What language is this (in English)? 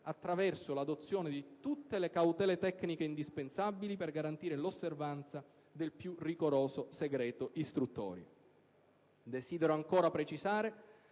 Italian